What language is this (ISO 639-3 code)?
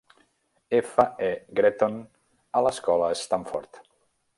cat